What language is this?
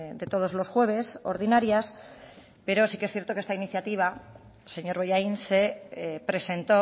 Spanish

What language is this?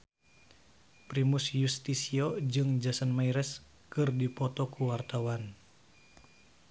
Sundanese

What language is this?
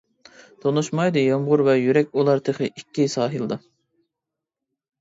Uyghur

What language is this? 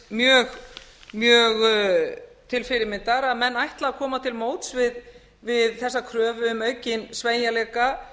Icelandic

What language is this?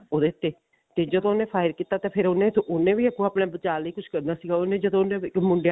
Punjabi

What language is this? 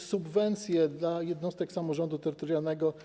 Polish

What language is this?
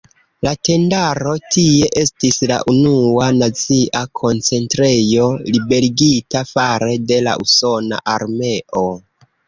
Esperanto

